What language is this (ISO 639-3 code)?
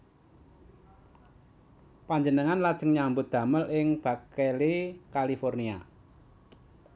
jav